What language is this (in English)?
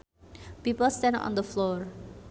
Sundanese